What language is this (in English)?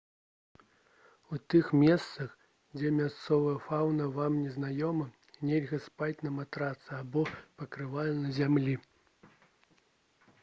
Belarusian